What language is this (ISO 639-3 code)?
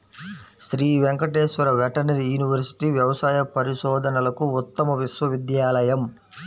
tel